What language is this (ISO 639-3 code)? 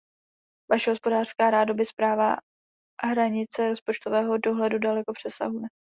ces